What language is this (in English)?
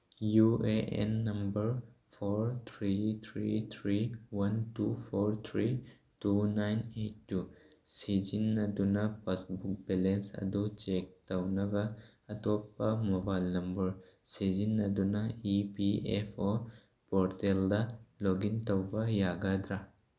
Manipuri